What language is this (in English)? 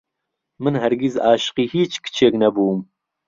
Central Kurdish